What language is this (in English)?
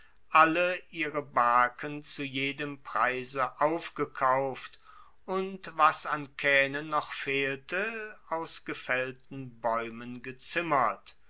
German